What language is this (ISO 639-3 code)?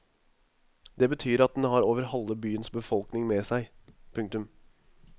nor